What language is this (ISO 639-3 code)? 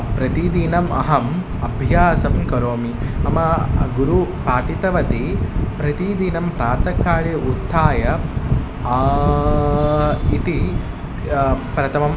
san